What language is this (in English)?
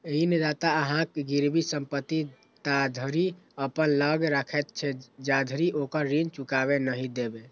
Maithili